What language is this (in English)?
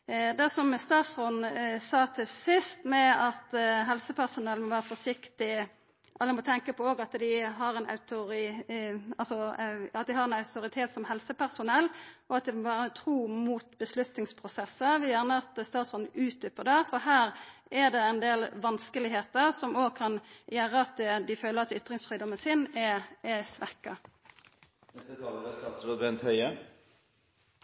Norwegian